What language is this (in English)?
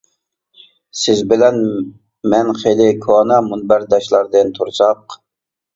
Uyghur